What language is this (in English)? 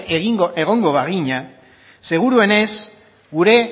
Basque